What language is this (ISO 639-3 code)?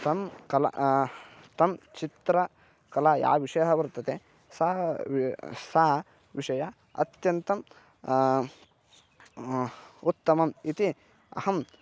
san